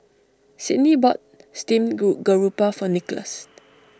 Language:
English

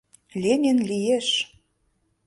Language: Mari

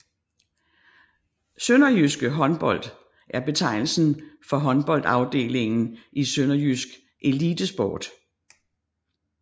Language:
Danish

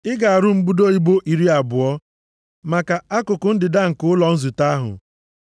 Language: Igbo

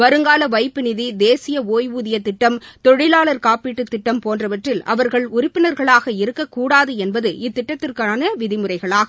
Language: Tamil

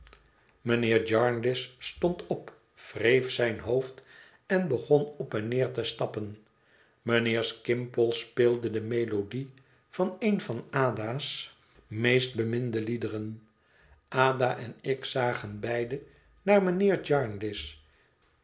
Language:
Dutch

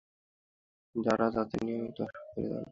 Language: Bangla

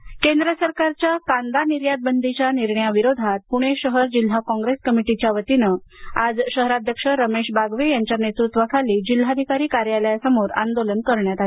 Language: Marathi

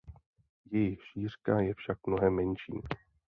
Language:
Czech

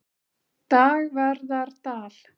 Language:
Icelandic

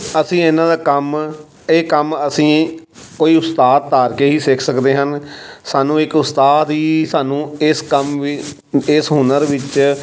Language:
Punjabi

